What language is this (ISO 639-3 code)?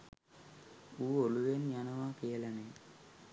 sin